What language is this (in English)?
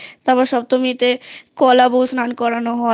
Bangla